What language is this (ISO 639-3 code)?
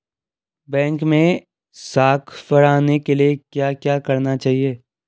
hin